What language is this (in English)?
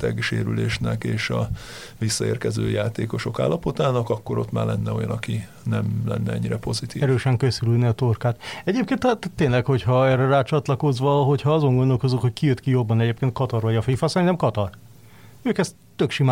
Hungarian